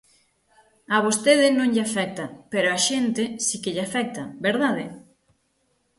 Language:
Galician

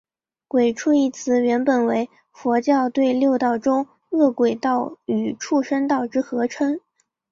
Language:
Chinese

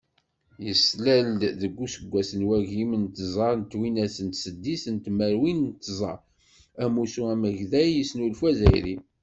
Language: Kabyle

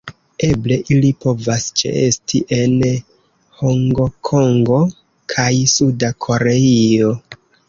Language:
Esperanto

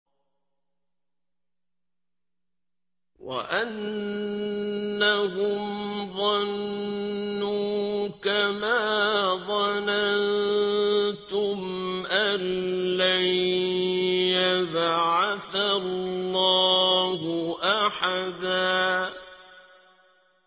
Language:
Arabic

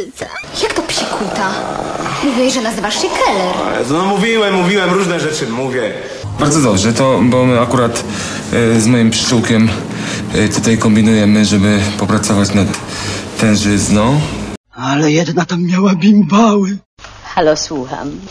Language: Polish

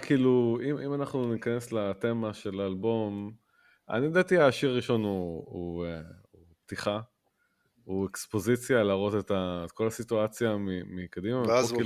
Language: Hebrew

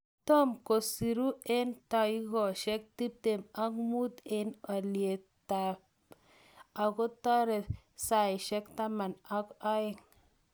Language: Kalenjin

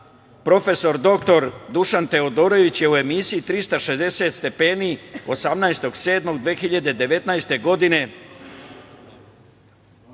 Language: Serbian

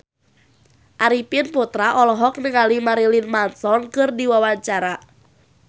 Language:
Sundanese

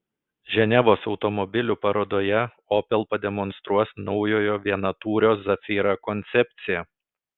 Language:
Lithuanian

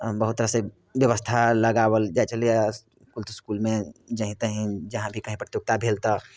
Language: Maithili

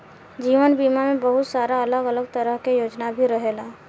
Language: Bhojpuri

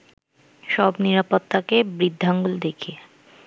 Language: Bangla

